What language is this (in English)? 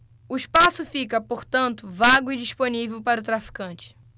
Portuguese